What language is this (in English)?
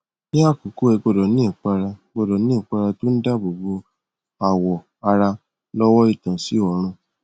Yoruba